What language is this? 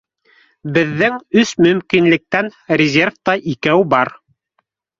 Bashkir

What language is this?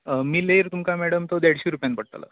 Konkani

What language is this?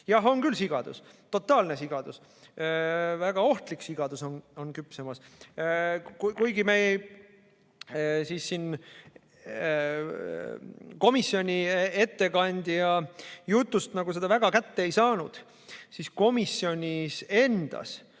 Estonian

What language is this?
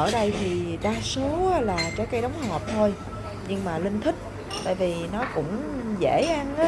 Vietnamese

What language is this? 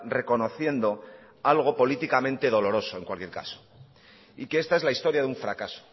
Spanish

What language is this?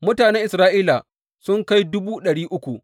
Hausa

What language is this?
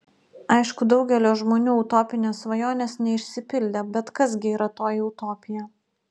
Lithuanian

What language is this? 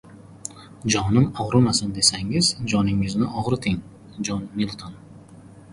Uzbek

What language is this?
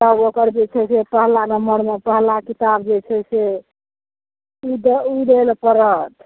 Maithili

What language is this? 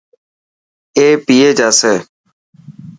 Dhatki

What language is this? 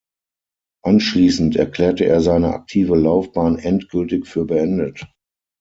German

